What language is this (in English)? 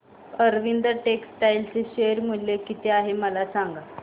Marathi